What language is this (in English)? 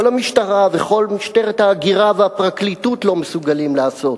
Hebrew